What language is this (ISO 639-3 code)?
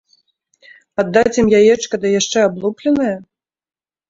bel